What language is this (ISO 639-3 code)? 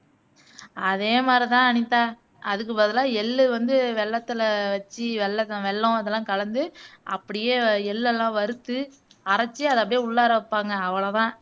tam